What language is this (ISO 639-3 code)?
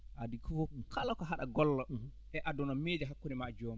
ful